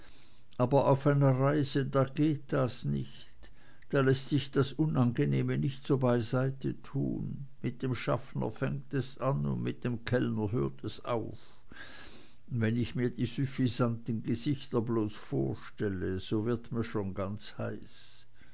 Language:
German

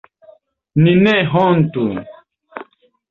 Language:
Esperanto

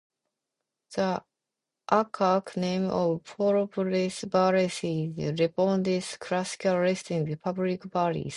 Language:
English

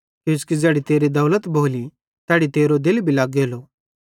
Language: Bhadrawahi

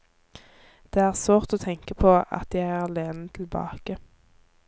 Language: Norwegian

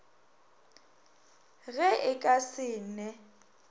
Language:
Northern Sotho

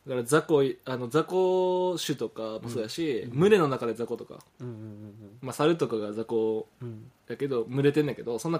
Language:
Japanese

